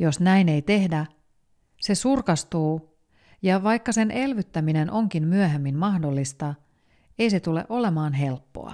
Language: Finnish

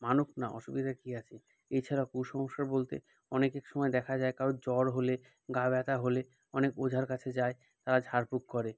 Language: Bangla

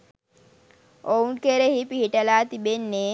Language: Sinhala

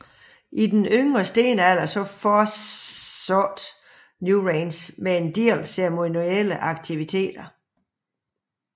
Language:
Danish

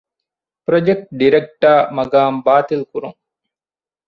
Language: Divehi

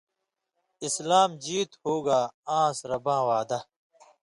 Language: Indus Kohistani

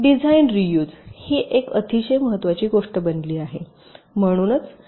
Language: Marathi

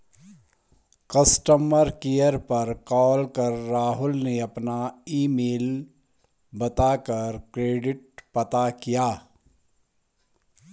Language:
Hindi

